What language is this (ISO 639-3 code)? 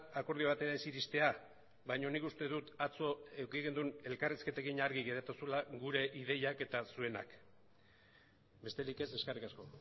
eus